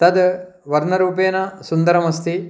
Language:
Sanskrit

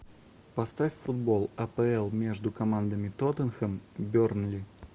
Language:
Russian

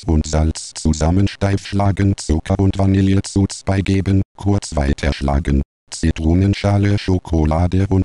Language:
German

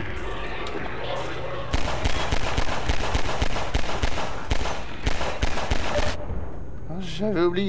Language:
French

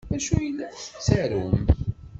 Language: Kabyle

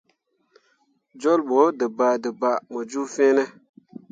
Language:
Mundang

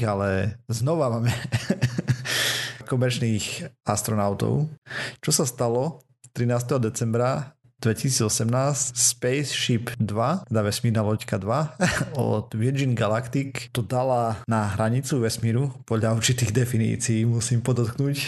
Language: Slovak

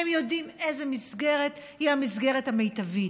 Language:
Hebrew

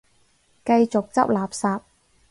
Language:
Cantonese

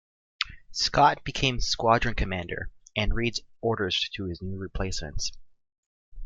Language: English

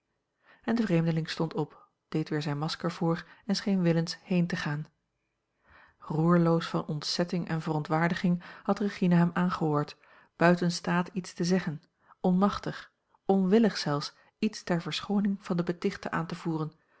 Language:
Dutch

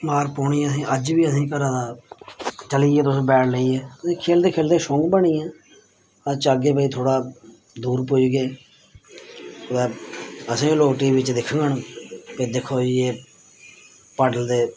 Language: Dogri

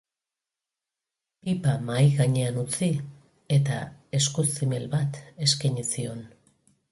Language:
Basque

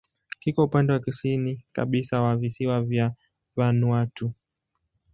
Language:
Swahili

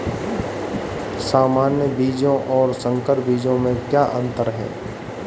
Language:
Hindi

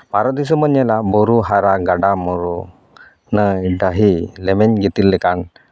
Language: Santali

